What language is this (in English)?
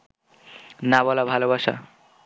Bangla